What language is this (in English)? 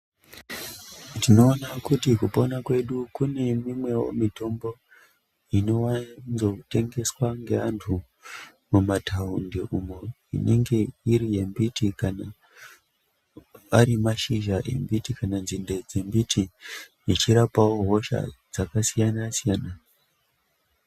Ndau